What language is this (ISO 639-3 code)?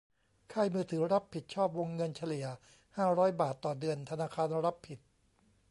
tha